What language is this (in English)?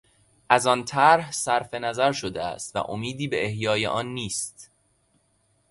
Persian